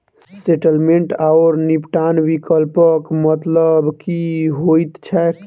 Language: Maithili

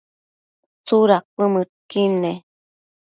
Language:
Matsés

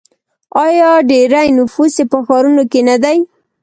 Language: Pashto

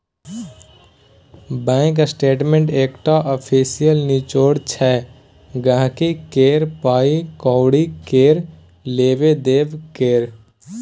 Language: Maithili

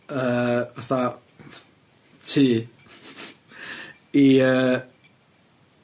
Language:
Welsh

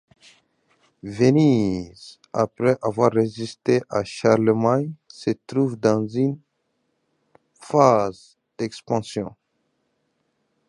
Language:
French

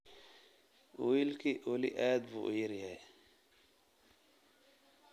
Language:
Somali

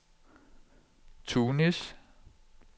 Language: Danish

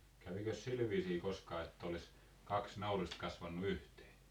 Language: Finnish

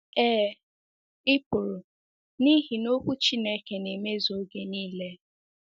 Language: Igbo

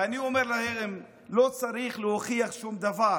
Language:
Hebrew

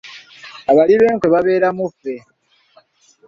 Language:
Ganda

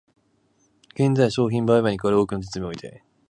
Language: Japanese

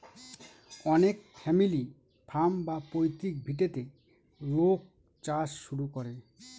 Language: Bangla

